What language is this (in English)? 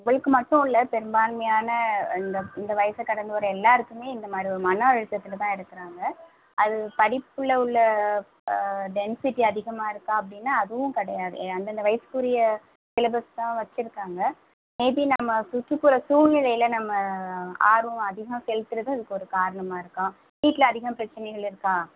Tamil